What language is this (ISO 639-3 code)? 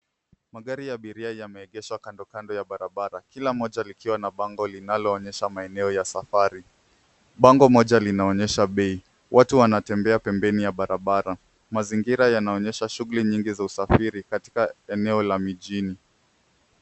swa